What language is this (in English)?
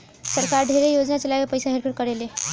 Bhojpuri